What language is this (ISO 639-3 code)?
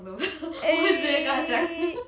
eng